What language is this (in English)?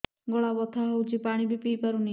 Odia